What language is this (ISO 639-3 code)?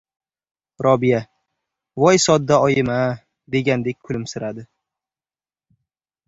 uzb